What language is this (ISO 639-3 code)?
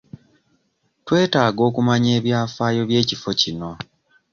lug